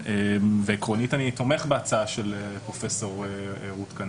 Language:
Hebrew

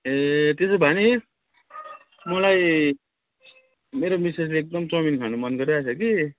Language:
Nepali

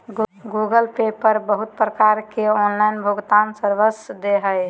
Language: Magahi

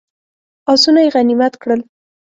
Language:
Pashto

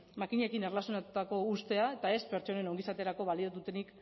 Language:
Basque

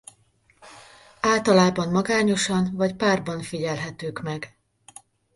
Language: Hungarian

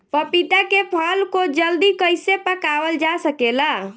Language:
Bhojpuri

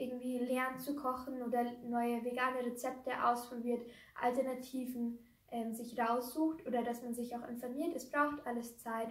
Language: German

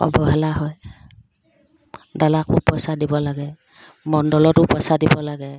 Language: Assamese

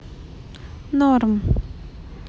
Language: Russian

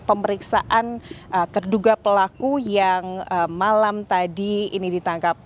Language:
Indonesian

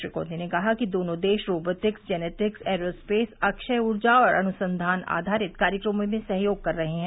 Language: Hindi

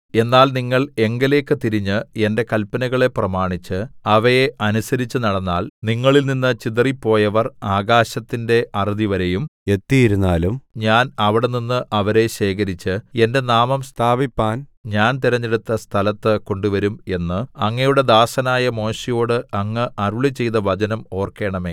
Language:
Malayalam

